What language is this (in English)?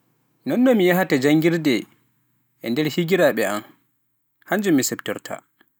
Pular